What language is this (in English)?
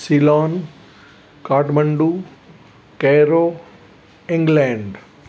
Sindhi